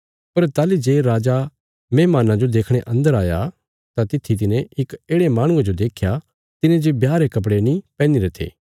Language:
Bilaspuri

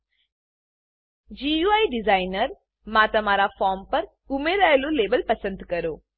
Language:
Gujarati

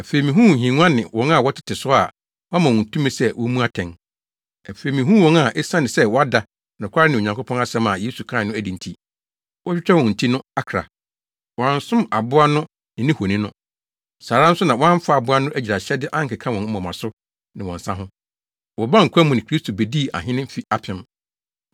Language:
Akan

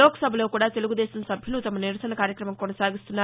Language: Telugu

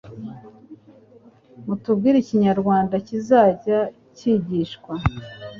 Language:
Kinyarwanda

